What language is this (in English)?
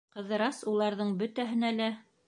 Bashkir